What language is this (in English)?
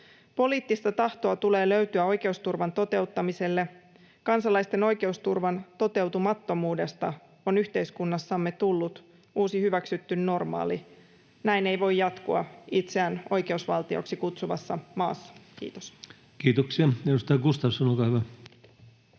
Finnish